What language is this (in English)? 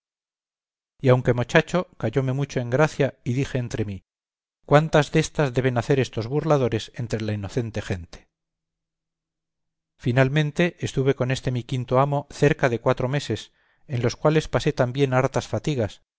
Spanish